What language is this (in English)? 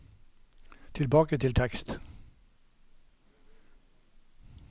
Norwegian